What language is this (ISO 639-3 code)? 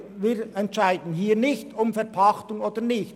gsw